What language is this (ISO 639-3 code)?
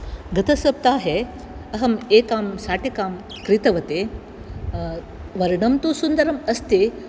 san